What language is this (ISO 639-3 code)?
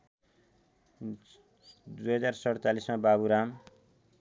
nep